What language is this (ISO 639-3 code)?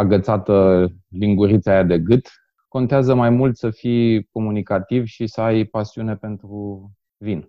ron